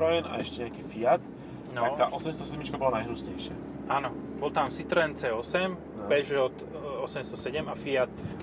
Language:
Slovak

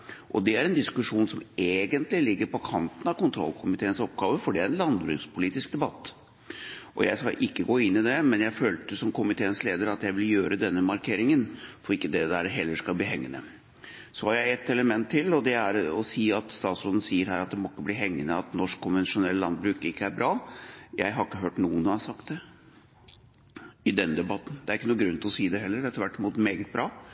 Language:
Norwegian Bokmål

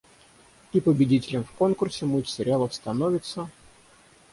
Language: Russian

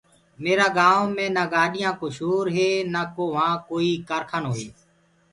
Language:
Gurgula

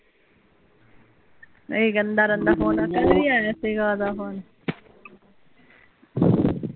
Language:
Punjabi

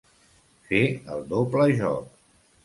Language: Catalan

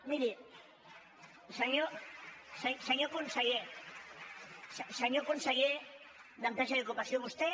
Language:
Catalan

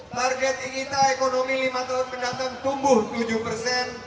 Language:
Indonesian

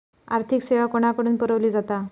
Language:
Marathi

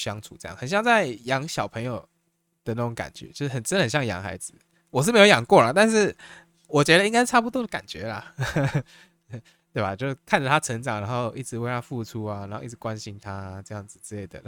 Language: Chinese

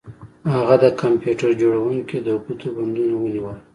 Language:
Pashto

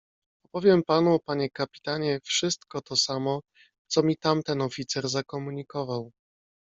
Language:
Polish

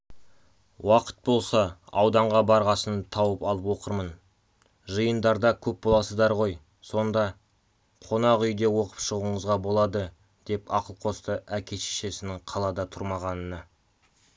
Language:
Kazakh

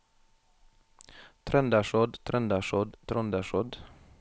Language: Norwegian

